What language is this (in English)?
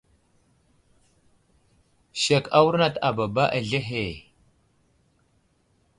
Wuzlam